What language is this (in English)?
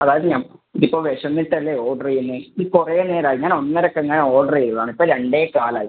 Malayalam